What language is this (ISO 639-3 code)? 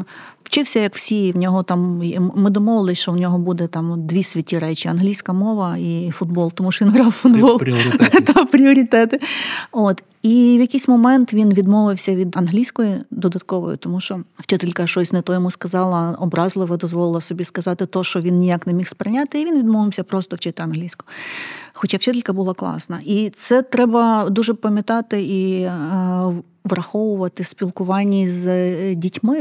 ukr